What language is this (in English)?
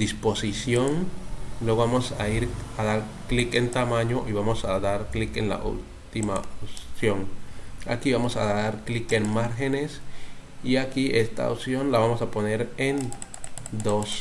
Spanish